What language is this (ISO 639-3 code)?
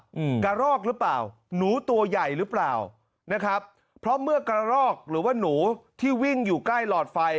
tha